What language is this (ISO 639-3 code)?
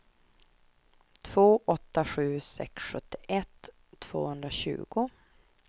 swe